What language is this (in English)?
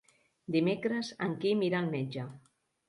Catalan